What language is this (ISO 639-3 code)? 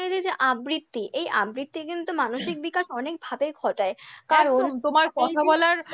ben